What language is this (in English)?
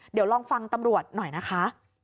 Thai